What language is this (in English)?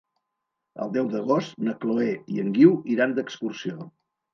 Catalan